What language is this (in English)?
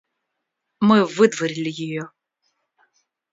Russian